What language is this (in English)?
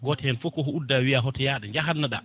Fula